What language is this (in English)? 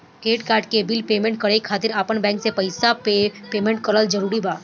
Bhojpuri